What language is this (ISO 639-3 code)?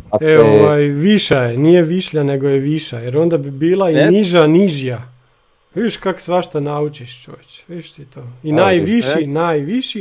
hrv